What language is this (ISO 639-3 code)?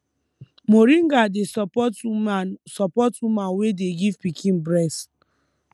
pcm